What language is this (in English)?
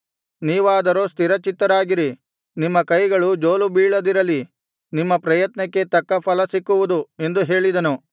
Kannada